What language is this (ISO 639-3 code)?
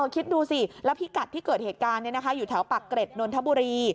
tha